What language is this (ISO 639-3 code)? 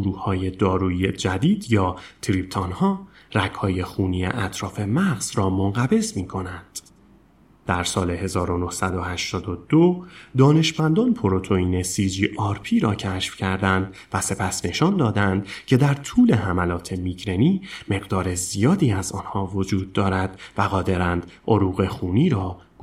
fas